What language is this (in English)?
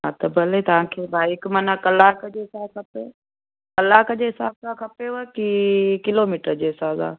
Sindhi